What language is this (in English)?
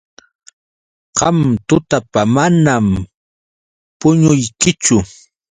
Yauyos Quechua